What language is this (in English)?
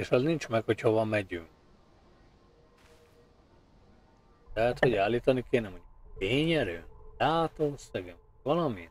Hungarian